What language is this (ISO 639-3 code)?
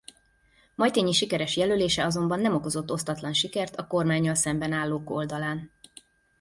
hun